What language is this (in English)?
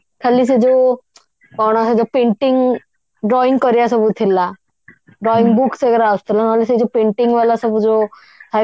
Odia